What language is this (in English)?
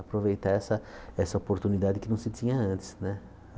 Portuguese